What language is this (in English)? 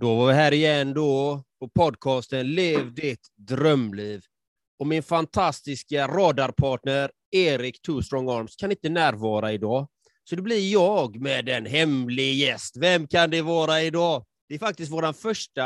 Swedish